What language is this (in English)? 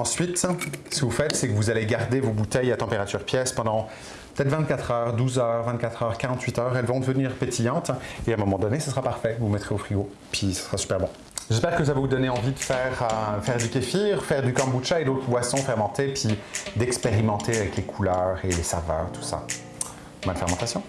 French